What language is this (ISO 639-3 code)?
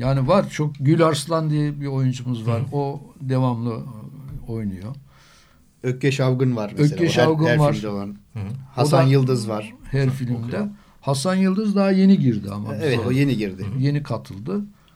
tur